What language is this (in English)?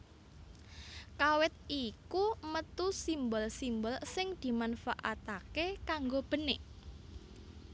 Javanese